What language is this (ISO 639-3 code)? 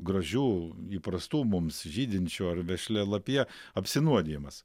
lit